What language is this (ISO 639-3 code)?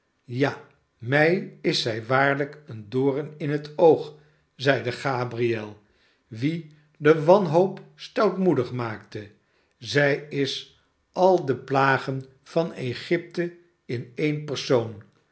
nld